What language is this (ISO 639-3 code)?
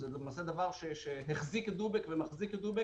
heb